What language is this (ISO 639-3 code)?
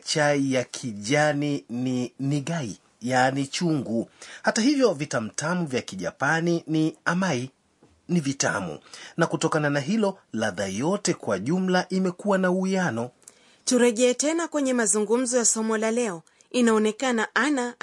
swa